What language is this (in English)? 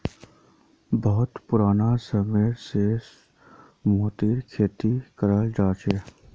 Magahi